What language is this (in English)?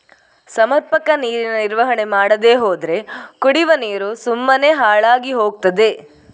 Kannada